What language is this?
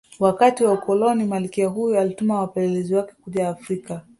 Swahili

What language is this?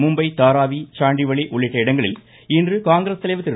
Tamil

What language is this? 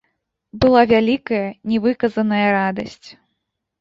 Belarusian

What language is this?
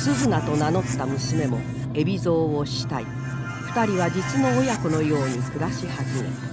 Japanese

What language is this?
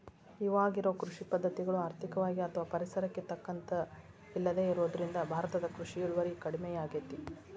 Kannada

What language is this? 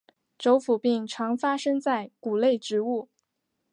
Chinese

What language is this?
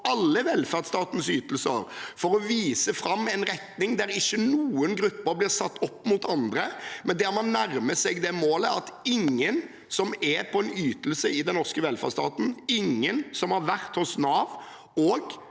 Norwegian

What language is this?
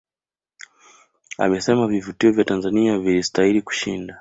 Swahili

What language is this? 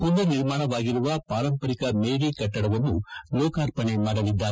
Kannada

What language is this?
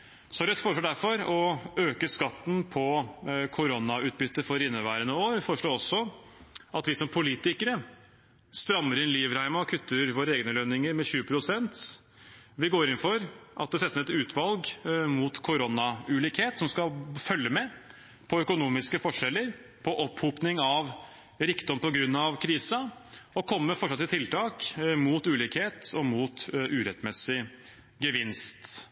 Norwegian Bokmål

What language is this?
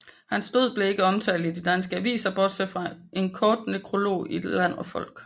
Danish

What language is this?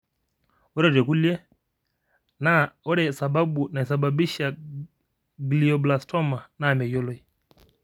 Masai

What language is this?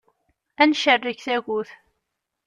Kabyle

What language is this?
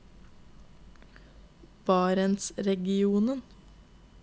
Norwegian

